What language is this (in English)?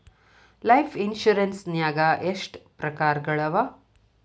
Kannada